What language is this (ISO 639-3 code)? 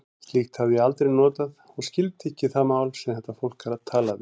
isl